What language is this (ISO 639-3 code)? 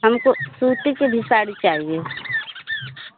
hin